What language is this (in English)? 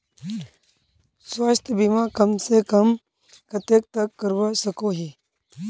Magahi